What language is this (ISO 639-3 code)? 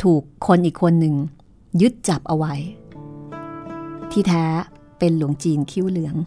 tha